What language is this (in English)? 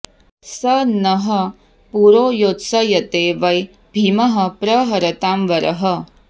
Sanskrit